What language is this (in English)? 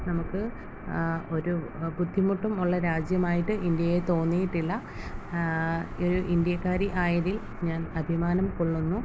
Malayalam